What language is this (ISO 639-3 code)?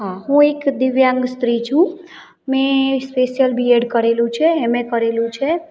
guj